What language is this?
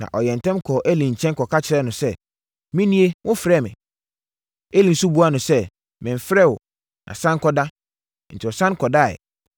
Akan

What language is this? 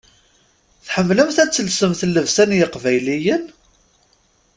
Kabyle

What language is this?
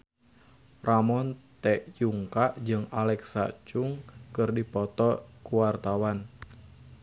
Sundanese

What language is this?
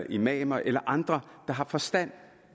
Danish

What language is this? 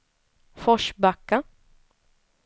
Swedish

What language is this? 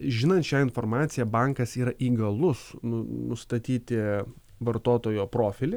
Lithuanian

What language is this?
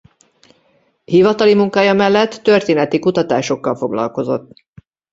Hungarian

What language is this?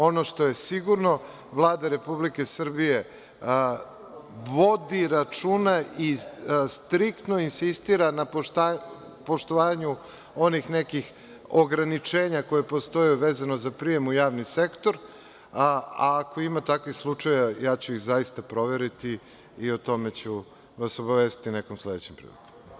Serbian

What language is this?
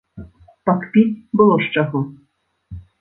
Belarusian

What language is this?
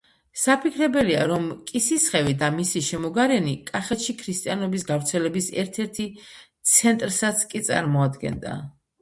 Georgian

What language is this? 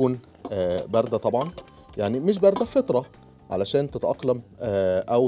Arabic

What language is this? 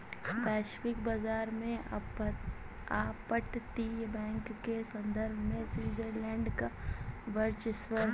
Hindi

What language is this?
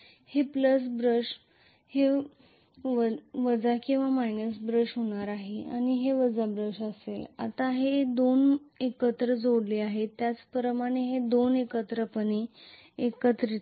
Marathi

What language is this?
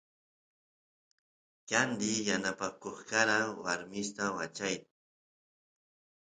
Santiago del Estero Quichua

